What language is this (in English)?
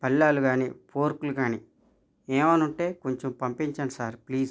Telugu